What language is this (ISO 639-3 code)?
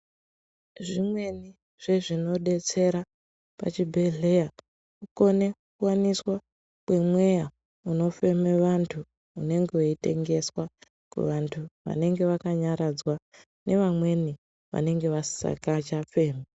ndc